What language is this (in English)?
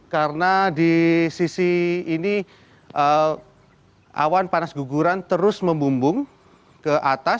Indonesian